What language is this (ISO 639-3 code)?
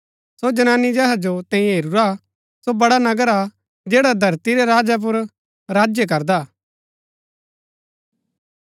gbk